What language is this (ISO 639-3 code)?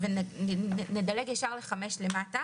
heb